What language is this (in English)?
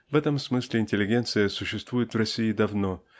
Russian